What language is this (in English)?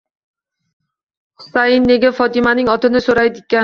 Uzbek